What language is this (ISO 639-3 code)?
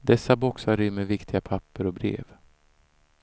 swe